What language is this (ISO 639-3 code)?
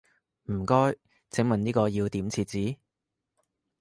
yue